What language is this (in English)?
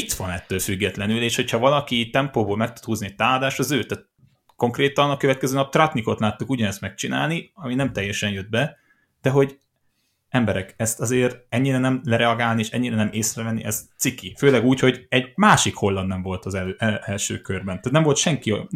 Hungarian